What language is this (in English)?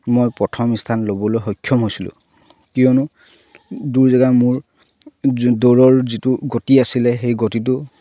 Assamese